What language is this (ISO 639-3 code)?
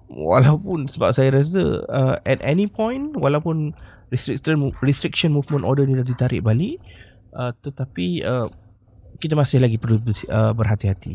msa